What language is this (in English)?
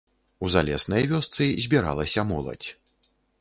Belarusian